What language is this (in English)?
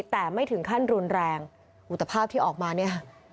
Thai